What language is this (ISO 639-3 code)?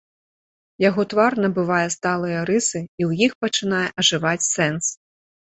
bel